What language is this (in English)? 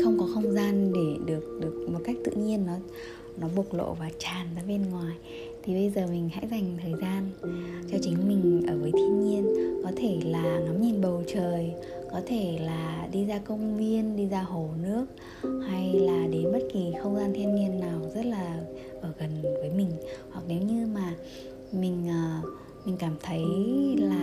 Vietnamese